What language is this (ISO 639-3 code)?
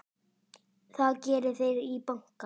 isl